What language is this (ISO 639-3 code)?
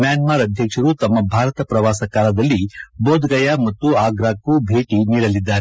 kan